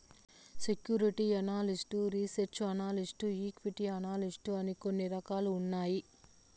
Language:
Telugu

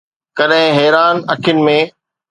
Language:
Sindhi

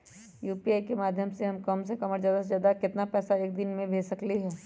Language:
Magahi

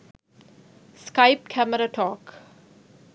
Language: Sinhala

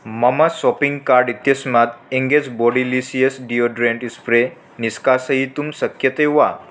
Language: Sanskrit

